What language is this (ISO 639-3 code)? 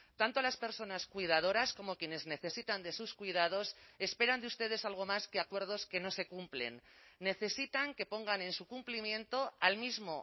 spa